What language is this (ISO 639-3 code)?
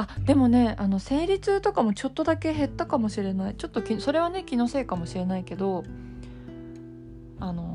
jpn